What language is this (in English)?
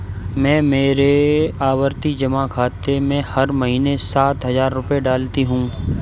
Hindi